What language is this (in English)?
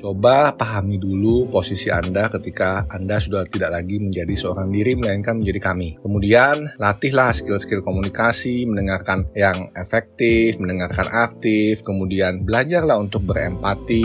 Indonesian